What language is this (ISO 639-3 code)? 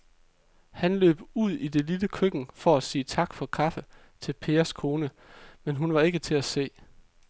dan